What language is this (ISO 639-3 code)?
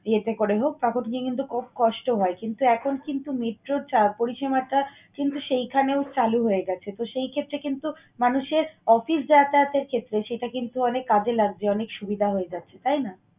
ben